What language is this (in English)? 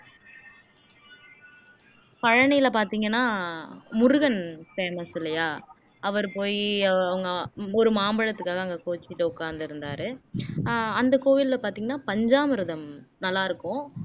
Tamil